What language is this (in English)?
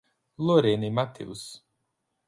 Portuguese